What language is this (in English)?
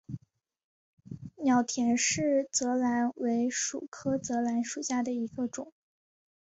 Chinese